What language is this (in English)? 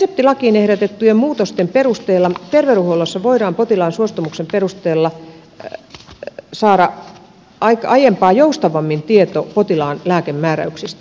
Finnish